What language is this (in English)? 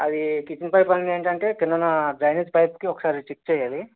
Telugu